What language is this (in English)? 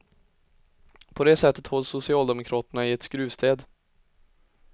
Swedish